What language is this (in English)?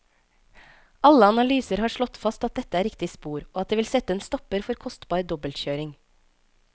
Norwegian